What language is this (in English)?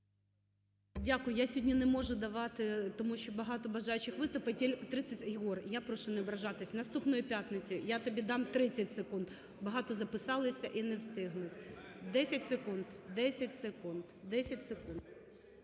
Ukrainian